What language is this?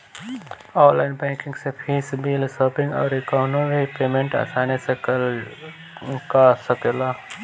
Bhojpuri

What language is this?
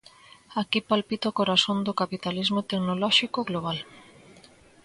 Galician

